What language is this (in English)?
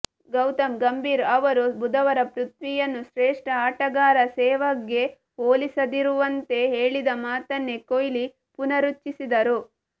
Kannada